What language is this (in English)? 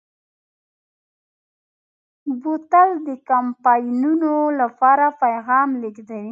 Pashto